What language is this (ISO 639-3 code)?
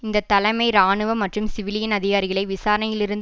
tam